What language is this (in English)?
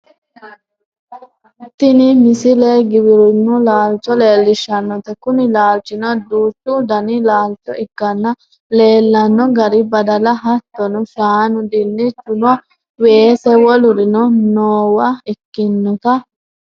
Sidamo